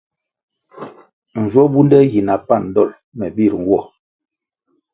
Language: Kwasio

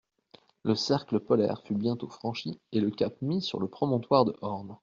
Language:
French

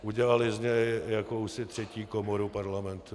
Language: Czech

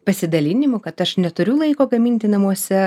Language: Lithuanian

